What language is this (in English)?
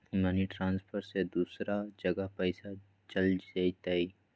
Magahi